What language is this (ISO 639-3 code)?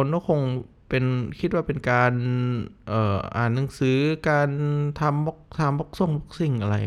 tha